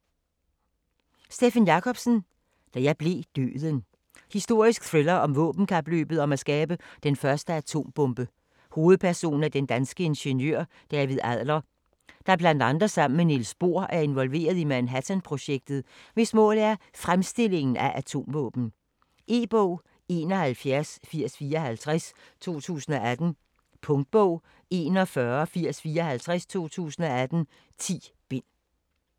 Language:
Danish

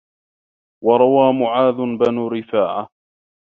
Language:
Arabic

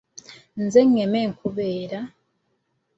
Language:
Ganda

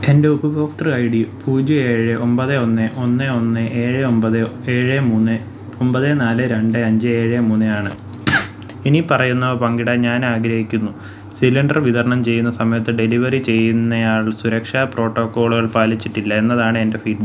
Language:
Malayalam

